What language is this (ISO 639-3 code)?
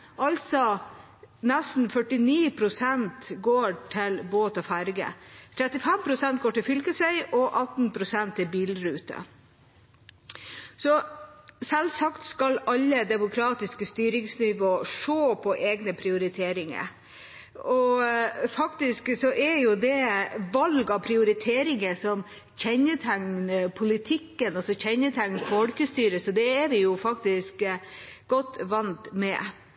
nob